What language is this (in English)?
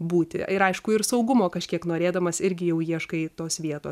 Lithuanian